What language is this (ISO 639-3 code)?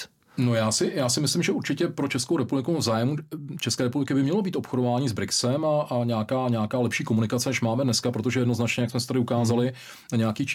ces